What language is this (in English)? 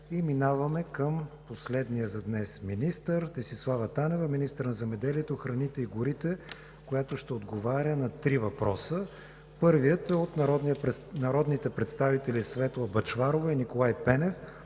Bulgarian